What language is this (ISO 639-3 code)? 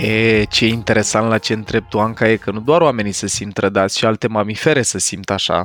ron